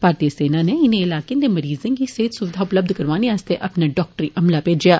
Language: Dogri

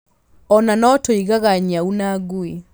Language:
Kikuyu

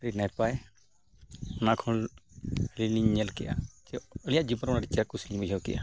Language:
Santali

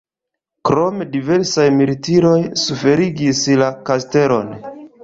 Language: Esperanto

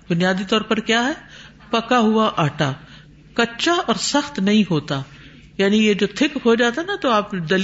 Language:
Urdu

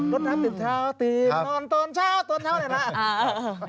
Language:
Thai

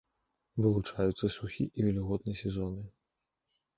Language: Belarusian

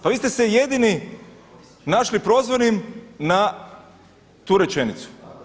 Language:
Croatian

